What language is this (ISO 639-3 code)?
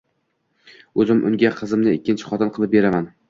uzb